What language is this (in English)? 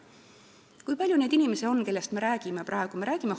Estonian